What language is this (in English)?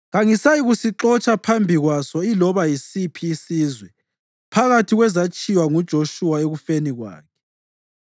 North Ndebele